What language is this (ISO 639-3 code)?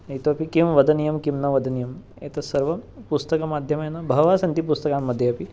san